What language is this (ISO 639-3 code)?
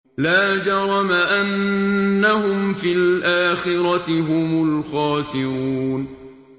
ara